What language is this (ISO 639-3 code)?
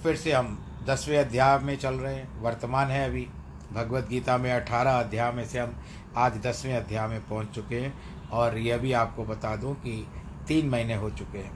hin